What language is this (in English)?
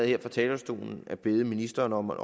Danish